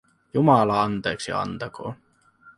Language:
Finnish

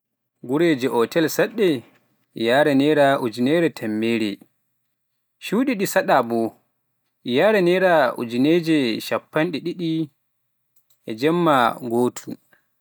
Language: Pular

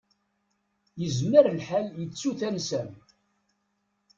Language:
Kabyle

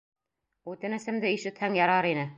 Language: Bashkir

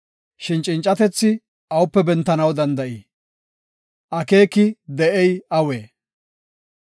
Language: Gofa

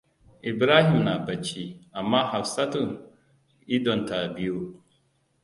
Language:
Hausa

